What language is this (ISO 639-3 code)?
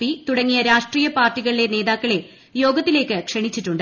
mal